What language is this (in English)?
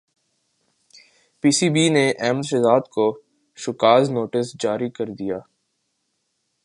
Urdu